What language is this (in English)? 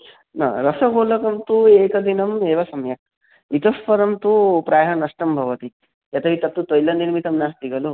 Sanskrit